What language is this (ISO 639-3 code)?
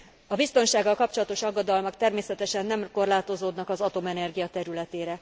hun